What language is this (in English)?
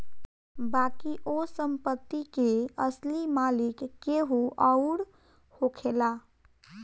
Bhojpuri